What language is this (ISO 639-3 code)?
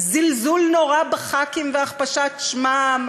heb